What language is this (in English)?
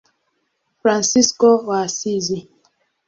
Swahili